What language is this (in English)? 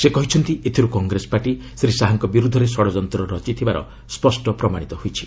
Odia